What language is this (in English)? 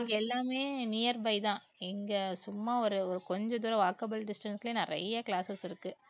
Tamil